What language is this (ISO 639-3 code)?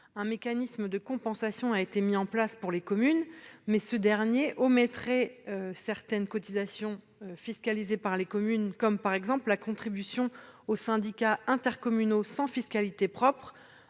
fra